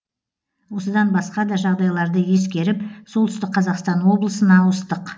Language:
Kazakh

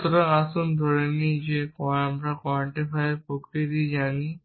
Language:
Bangla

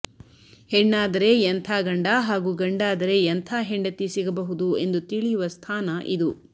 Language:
Kannada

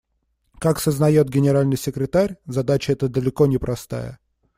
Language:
Russian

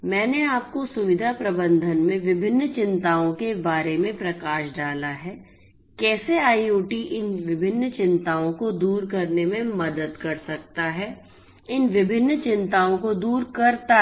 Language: Hindi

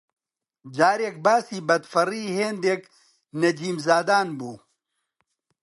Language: Central Kurdish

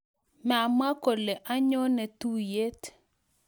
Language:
Kalenjin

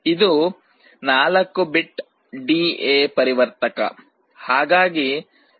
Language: Kannada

